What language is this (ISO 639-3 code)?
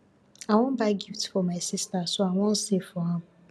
pcm